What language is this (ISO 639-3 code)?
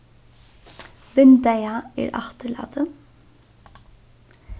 fao